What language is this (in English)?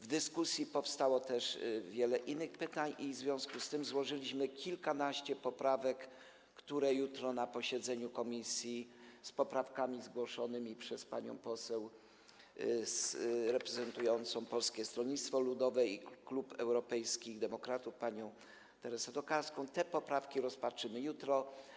Polish